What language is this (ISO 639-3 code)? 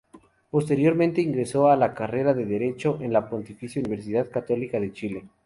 spa